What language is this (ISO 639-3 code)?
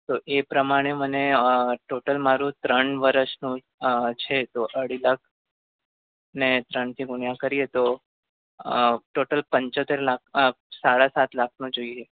guj